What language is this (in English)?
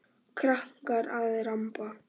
Icelandic